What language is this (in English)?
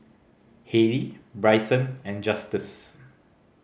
English